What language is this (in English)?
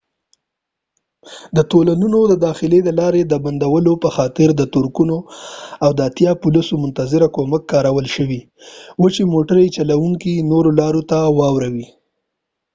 Pashto